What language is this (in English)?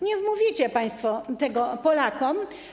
Polish